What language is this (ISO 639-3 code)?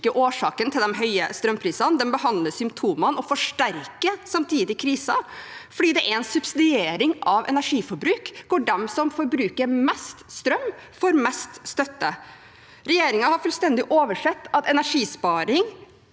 nor